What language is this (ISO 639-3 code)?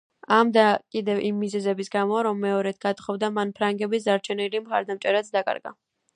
kat